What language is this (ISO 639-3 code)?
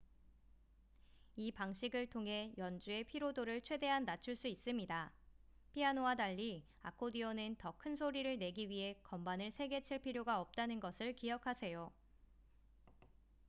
kor